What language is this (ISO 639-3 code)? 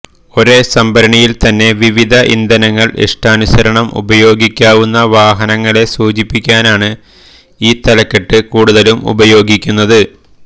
mal